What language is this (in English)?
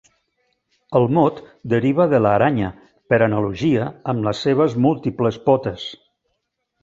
Catalan